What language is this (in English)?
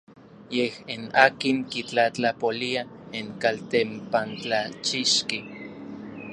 Orizaba Nahuatl